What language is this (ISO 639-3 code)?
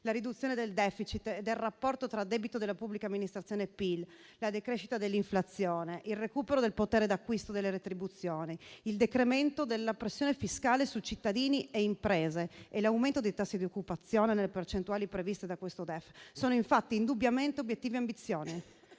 ita